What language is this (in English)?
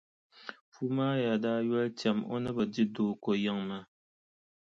Dagbani